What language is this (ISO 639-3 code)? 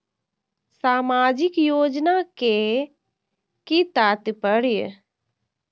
mai